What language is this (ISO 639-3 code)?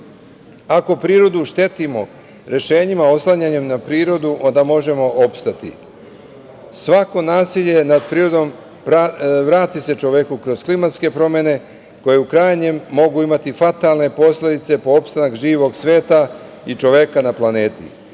srp